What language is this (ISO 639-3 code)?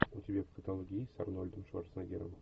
rus